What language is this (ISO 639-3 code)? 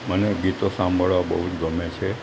guj